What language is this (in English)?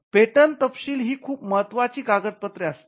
Marathi